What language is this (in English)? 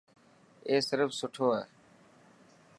Dhatki